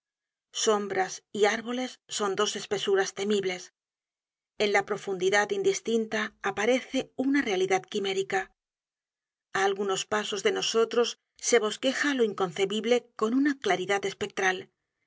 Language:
Spanish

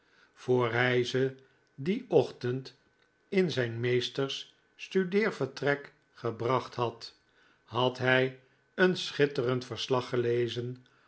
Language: Dutch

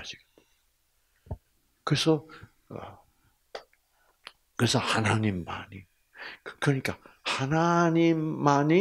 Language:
Korean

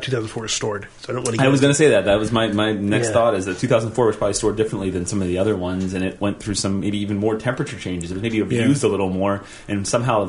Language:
English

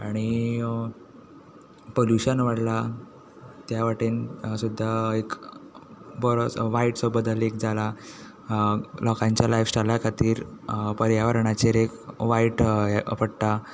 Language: Konkani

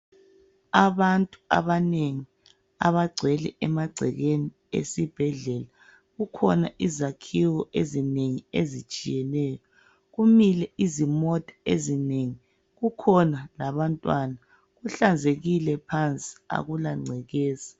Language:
North Ndebele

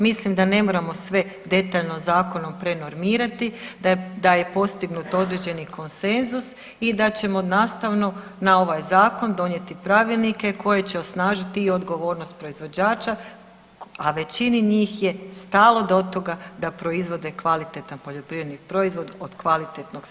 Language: Croatian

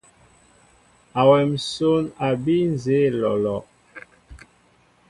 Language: Mbo (Cameroon)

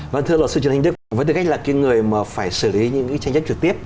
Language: Vietnamese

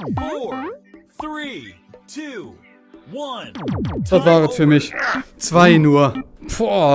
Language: German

